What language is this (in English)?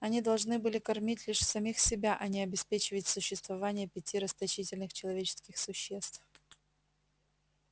Russian